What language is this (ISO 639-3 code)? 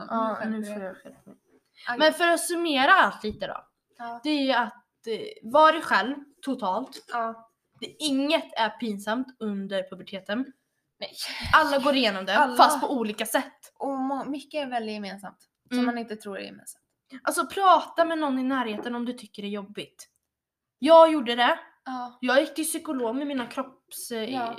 swe